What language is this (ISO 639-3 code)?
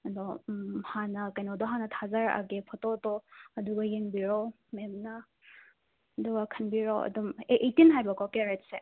mni